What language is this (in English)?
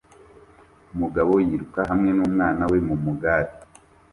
Kinyarwanda